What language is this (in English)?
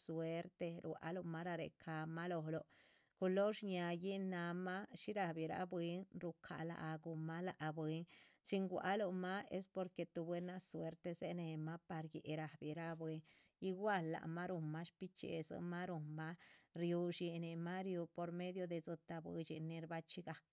Chichicapan Zapotec